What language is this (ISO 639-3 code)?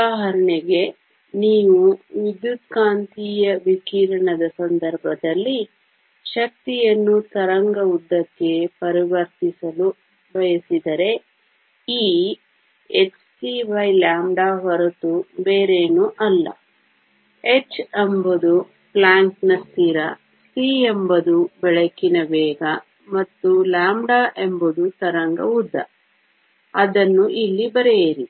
kan